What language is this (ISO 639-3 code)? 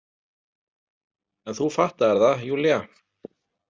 isl